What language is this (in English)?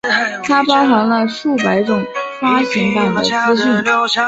Chinese